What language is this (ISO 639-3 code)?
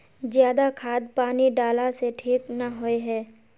mag